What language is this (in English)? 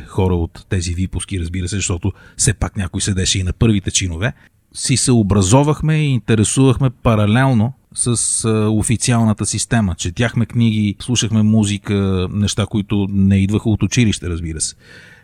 Bulgarian